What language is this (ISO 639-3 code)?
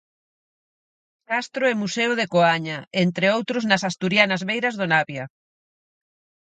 glg